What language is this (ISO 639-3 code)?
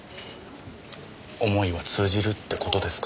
jpn